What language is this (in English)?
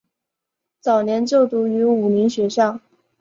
Chinese